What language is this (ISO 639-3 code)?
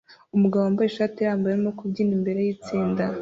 kin